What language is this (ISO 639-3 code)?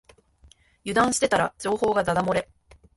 jpn